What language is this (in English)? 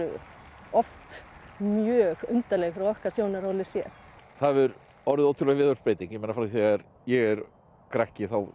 Icelandic